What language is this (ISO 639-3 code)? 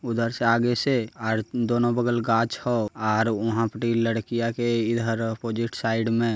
mag